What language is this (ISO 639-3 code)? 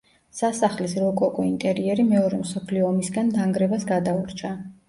kat